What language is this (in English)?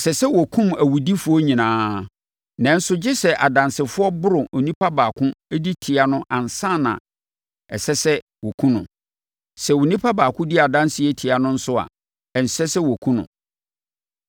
Akan